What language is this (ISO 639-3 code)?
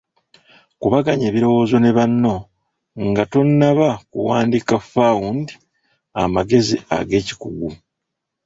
lug